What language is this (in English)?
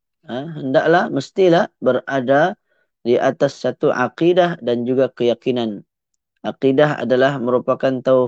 Malay